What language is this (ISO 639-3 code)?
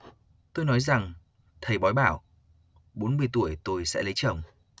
vie